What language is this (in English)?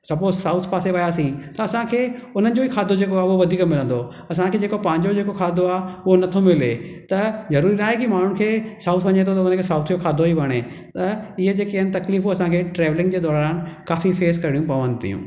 Sindhi